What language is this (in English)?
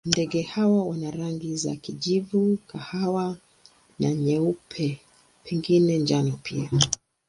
Swahili